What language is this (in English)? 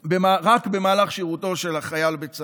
Hebrew